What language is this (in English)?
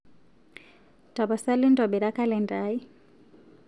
Masai